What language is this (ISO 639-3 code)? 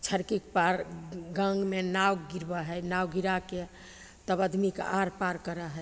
mai